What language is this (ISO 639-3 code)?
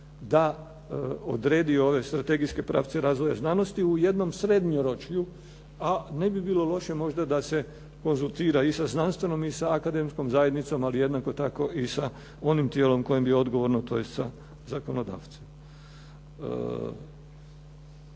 hrv